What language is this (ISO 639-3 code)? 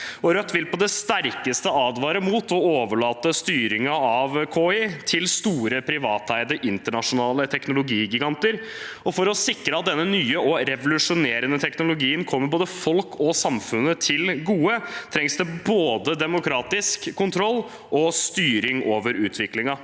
nor